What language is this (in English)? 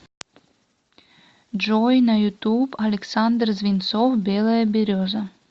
Russian